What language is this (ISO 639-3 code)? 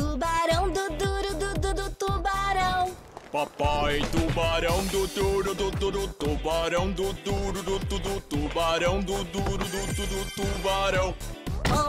por